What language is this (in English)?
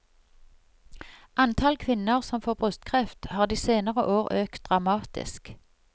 Norwegian